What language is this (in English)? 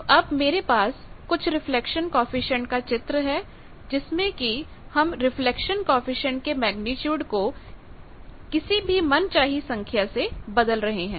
Hindi